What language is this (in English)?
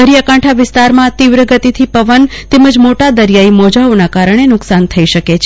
Gujarati